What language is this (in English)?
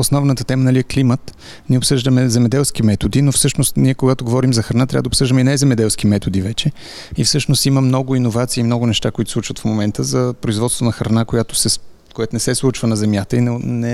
Bulgarian